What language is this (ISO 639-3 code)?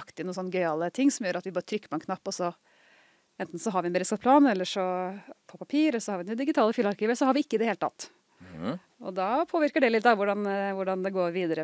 nor